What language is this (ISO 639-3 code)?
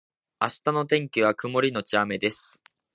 jpn